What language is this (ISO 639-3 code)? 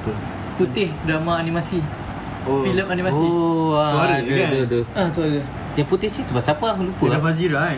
msa